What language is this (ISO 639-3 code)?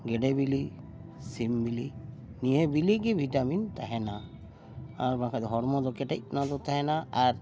sat